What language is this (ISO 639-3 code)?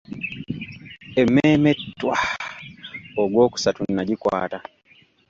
lug